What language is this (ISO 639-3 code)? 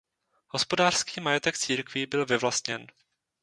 ces